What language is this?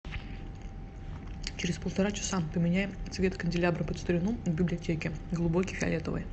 Russian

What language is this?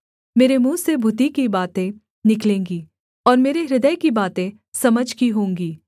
Hindi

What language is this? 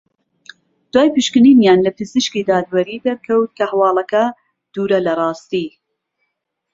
Central Kurdish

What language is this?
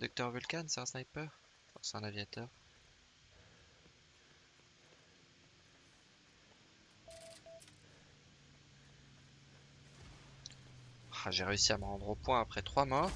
French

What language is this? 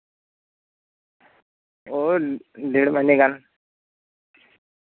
Santali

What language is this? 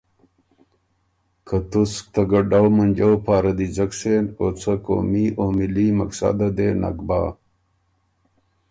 Ormuri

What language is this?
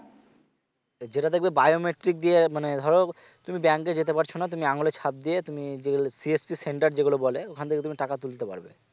Bangla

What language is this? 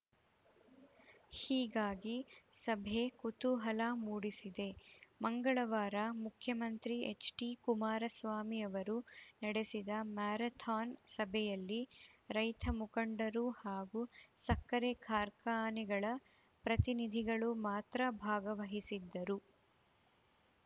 Kannada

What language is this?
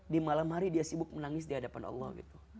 Indonesian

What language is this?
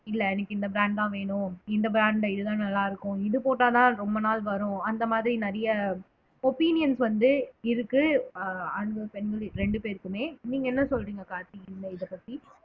Tamil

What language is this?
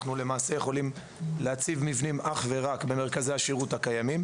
Hebrew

